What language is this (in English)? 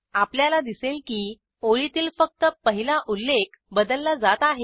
Marathi